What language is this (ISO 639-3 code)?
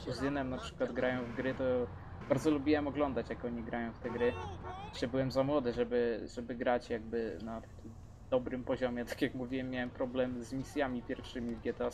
pol